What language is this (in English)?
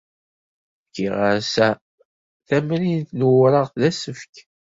Kabyle